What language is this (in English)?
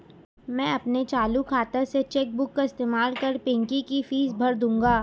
Hindi